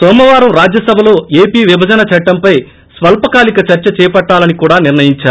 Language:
Telugu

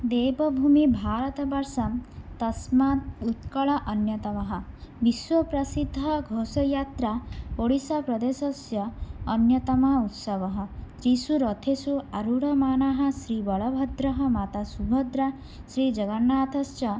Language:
Sanskrit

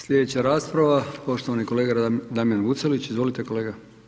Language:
Croatian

